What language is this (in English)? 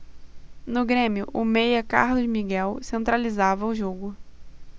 Portuguese